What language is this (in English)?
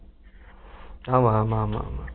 Tamil